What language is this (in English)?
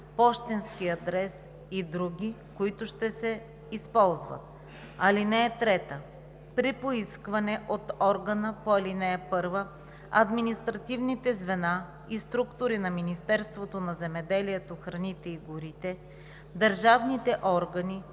Bulgarian